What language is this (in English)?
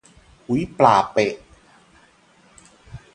Thai